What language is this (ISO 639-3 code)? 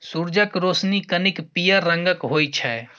mai